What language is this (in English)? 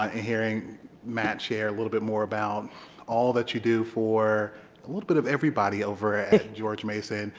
English